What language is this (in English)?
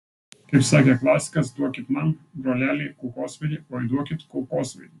Lithuanian